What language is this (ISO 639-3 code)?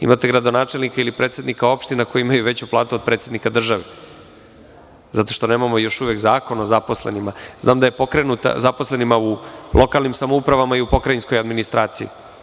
srp